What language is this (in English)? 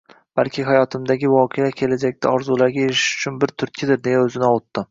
Uzbek